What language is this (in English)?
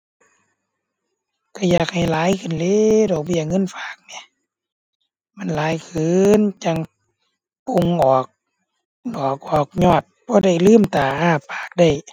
Thai